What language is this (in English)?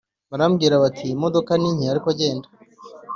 Kinyarwanda